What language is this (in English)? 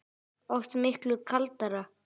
Icelandic